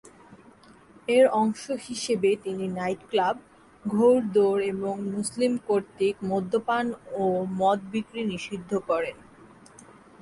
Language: Bangla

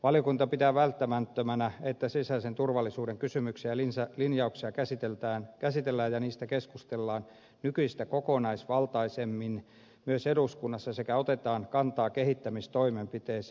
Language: Finnish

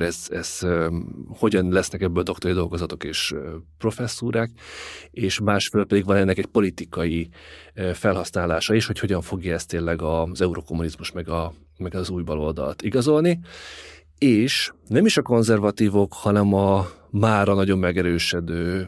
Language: Hungarian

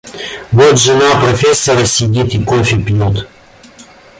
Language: Russian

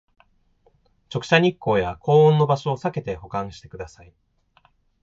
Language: Japanese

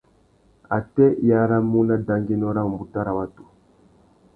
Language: Tuki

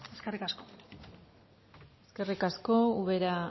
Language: Basque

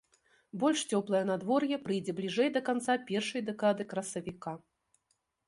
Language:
Belarusian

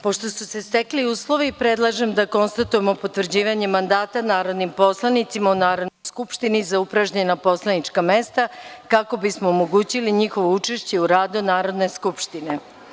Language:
Serbian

